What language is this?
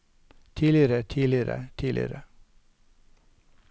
Norwegian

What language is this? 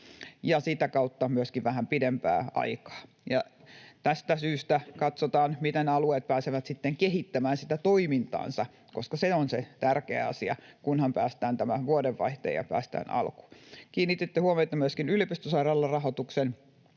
Finnish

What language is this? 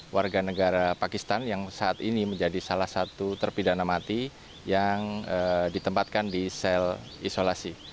Indonesian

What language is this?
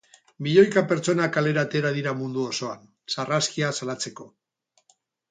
Basque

